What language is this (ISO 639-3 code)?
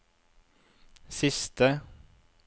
nor